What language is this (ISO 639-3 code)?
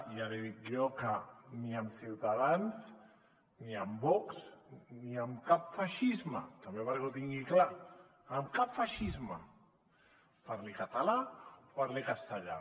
cat